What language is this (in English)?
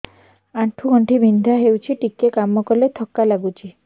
Odia